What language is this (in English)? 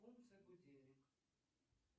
Russian